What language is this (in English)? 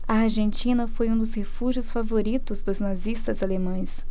Portuguese